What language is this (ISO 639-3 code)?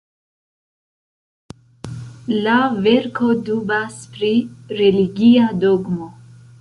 epo